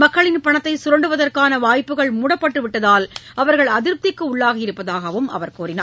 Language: Tamil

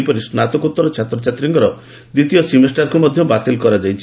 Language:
Odia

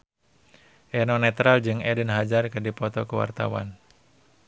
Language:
Sundanese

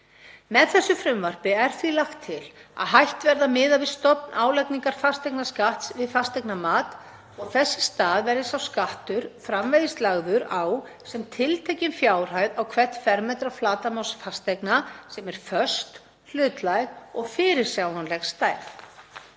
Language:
Icelandic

